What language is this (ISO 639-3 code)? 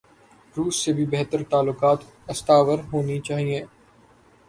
urd